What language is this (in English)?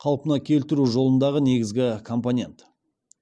Kazakh